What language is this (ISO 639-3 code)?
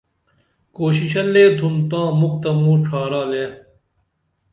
dml